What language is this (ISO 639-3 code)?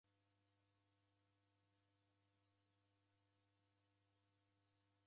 dav